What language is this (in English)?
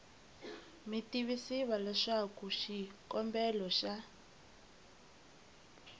Tsonga